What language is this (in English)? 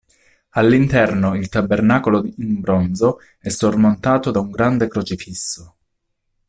Italian